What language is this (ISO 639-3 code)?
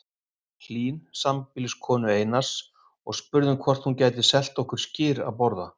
isl